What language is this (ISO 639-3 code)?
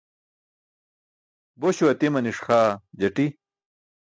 bsk